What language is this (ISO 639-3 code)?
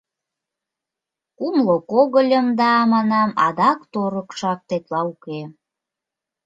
chm